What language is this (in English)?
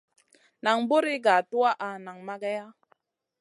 Masana